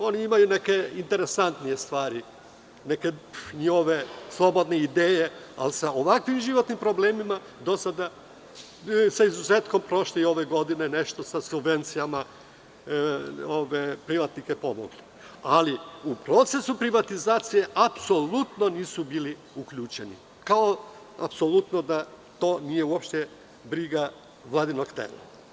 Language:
Serbian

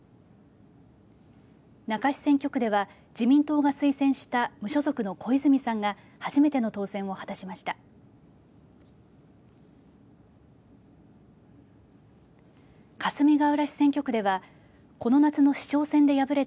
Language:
Japanese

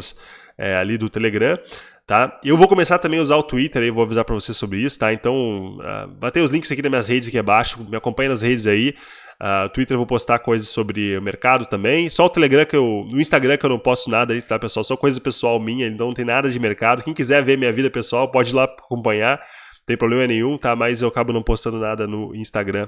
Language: Portuguese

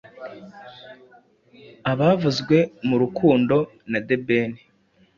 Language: Kinyarwanda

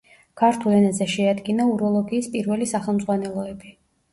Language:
Georgian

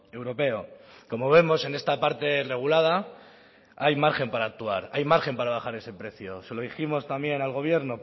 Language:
Spanish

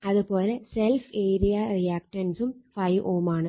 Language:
Malayalam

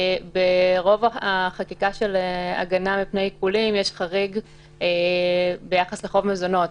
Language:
Hebrew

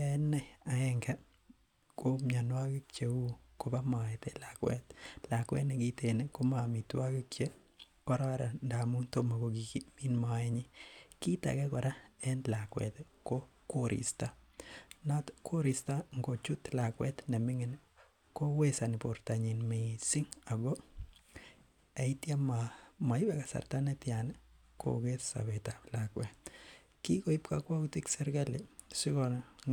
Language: Kalenjin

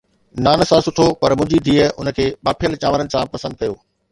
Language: Sindhi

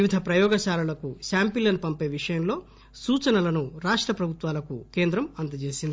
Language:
Telugu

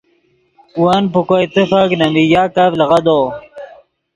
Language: Yidgha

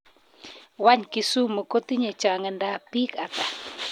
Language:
Kalenjin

